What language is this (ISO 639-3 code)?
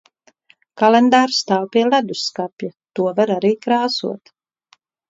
lav